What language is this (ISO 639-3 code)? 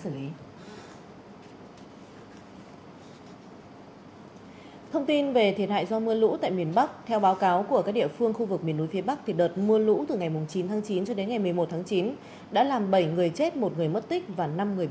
vie